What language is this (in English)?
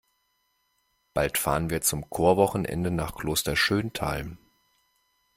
German